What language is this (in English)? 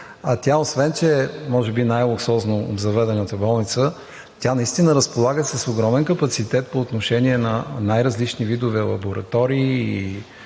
Bulgarian